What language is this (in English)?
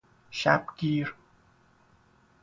Persian